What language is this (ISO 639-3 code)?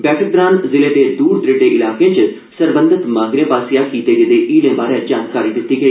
doi